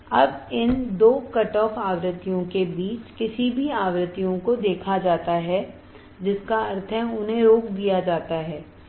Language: Hindi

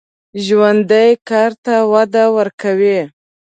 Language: Pashto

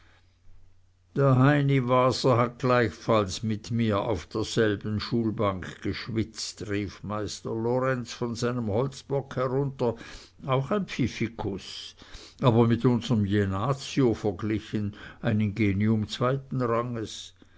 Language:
German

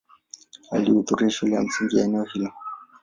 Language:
Swahili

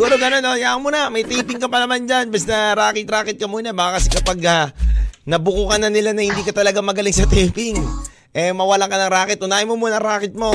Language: Filipino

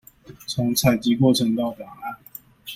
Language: Chinese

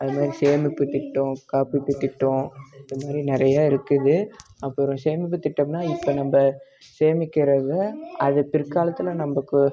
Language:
Tamil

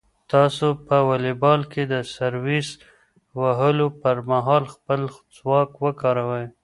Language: Pashto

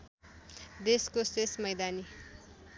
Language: Nepali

